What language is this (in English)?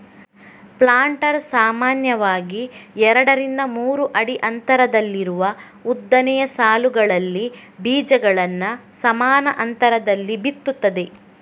Kannada